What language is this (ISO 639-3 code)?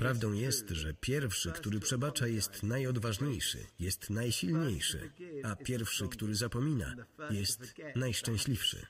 pol